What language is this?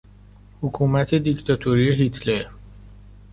Persian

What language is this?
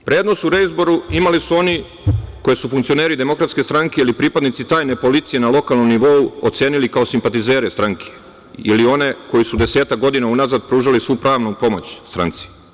Serbian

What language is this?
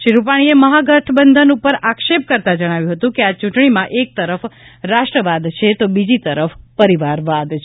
Gujarati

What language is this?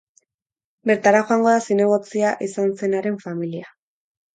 Basque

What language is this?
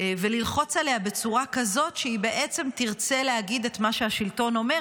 Hebrew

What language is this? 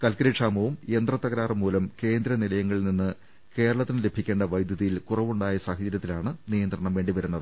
Malayalam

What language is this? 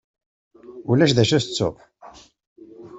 Kabyle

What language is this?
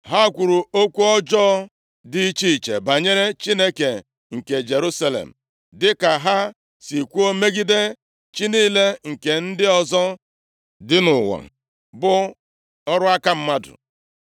Igbo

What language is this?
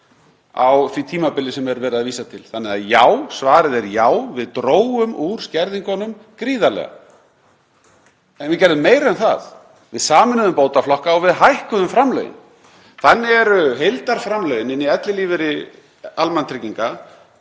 Icelandic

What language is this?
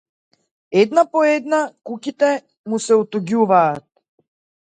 Macedonian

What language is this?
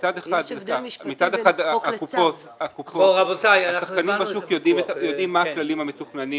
Hebrew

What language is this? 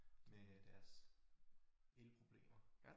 Danish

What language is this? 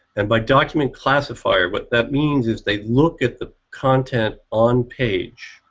English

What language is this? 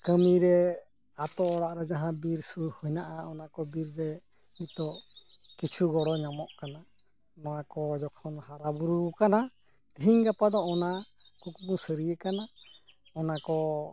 Santali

